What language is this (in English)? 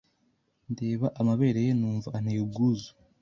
Kinyarwanda